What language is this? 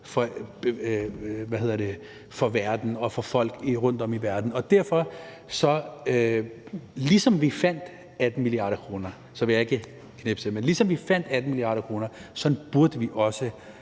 Danish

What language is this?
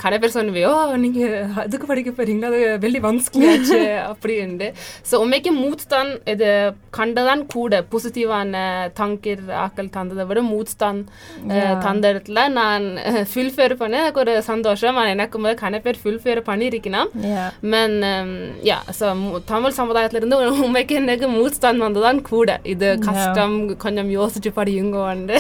Tamil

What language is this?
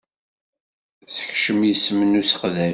Kabyle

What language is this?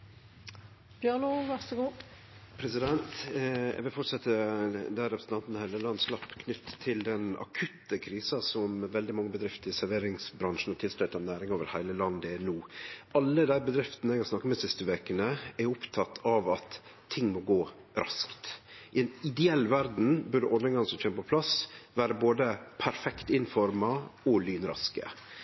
Norwegian Nynorsk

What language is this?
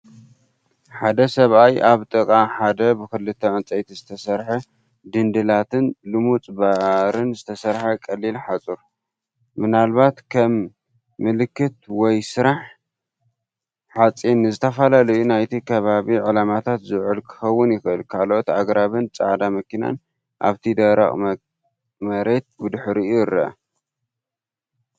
Tigrinya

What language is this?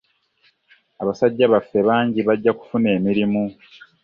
Ganda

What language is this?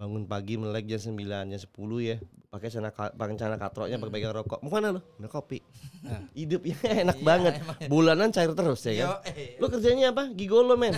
Indonesian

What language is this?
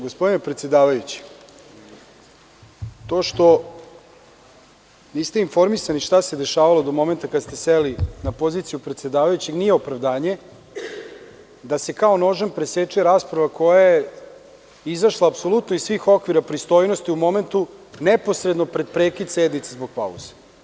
Serbian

